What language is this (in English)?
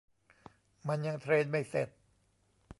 Thai